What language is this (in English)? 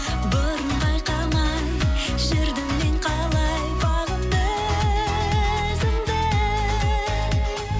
Kazakh